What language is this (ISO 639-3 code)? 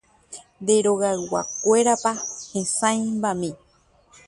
grn